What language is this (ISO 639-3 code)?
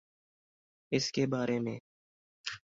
urd